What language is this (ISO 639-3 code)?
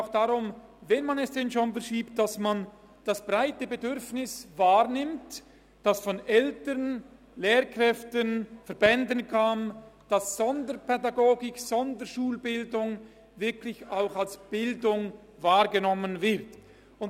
gsw